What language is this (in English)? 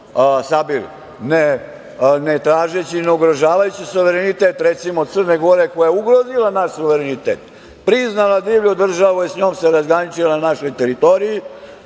Serbian